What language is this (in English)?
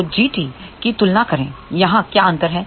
Hindi